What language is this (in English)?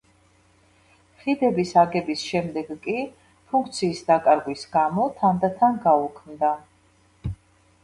Georgian